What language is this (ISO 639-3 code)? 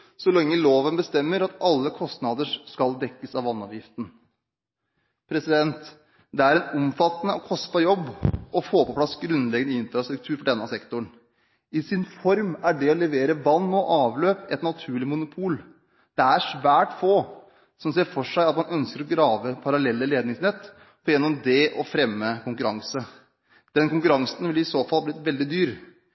nob